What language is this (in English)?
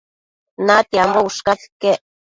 Matsés